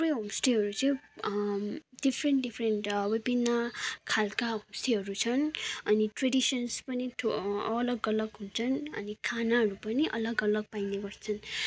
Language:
Nepali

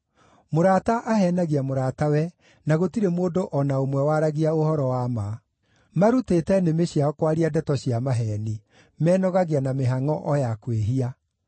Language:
Kikuyu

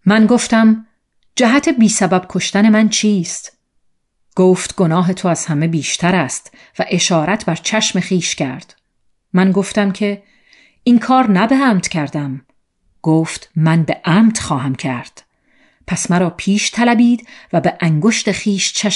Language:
Persian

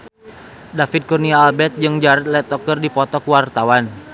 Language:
Sundanese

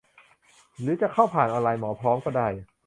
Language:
Thai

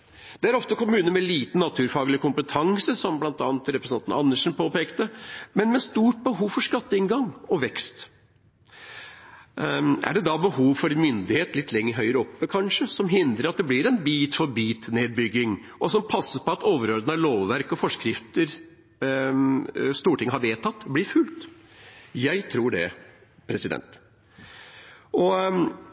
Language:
Norwegian Bokmål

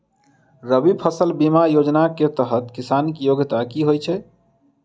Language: Maithili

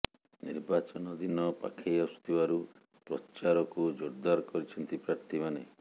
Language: Odia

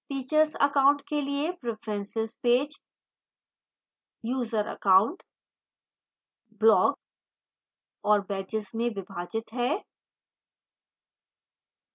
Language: Hindi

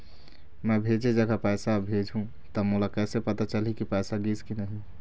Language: Chhattisgarhi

